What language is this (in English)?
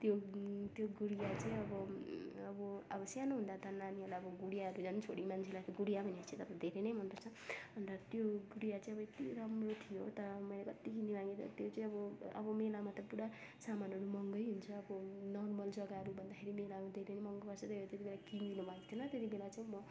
Nepali